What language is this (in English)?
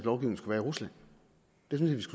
Danish